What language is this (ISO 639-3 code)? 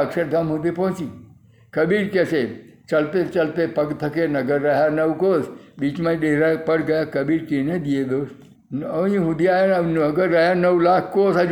guj